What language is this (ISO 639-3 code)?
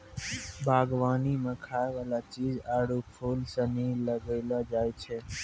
mai